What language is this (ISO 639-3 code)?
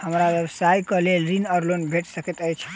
mai